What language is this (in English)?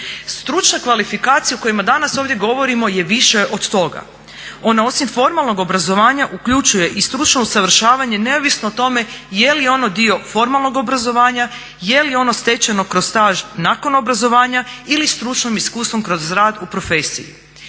Croatian